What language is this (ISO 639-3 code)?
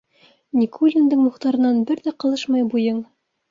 bak